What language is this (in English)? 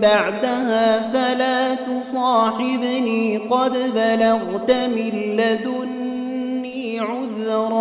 Arabic